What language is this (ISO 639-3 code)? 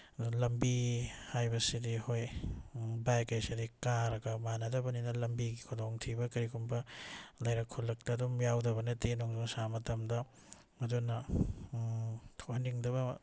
mni